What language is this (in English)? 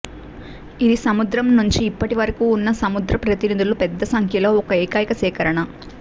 Telugu